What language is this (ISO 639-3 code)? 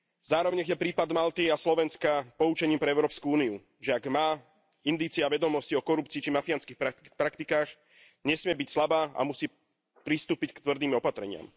slk